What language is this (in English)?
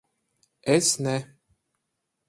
Latvian